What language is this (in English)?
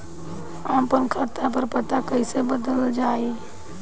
Bhojpuri